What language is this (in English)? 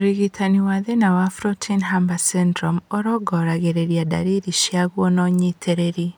Kikuyu